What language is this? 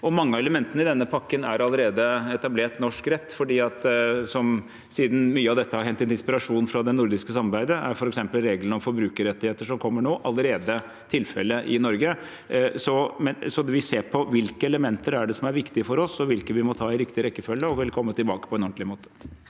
Norwegian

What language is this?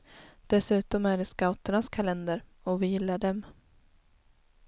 Swedish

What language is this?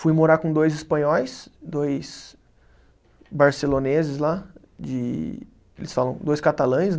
Portuguese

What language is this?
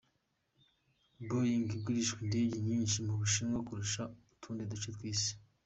Kinyarwanda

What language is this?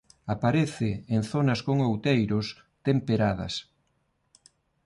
Galician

